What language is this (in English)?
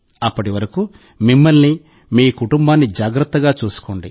Telugu